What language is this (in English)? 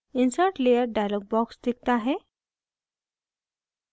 Hindi